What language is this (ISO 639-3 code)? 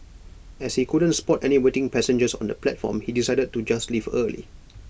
eng